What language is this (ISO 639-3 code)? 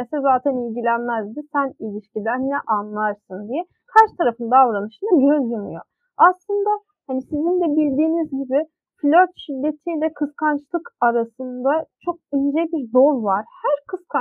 tur